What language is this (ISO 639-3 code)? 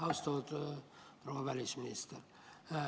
est